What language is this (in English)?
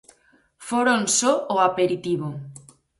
Galician